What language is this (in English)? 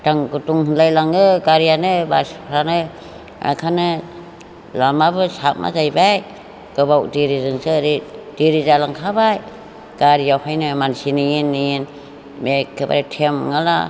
Bodo